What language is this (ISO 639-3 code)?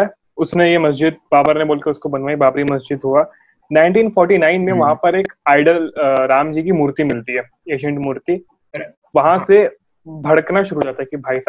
hin